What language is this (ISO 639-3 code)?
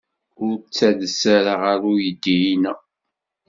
kab